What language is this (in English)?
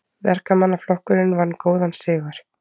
Icelandic